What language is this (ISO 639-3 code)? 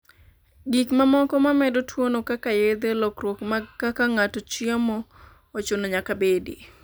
luo